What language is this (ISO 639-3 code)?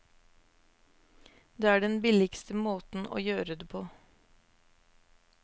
nor